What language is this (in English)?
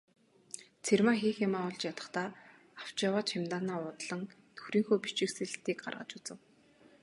Mongolian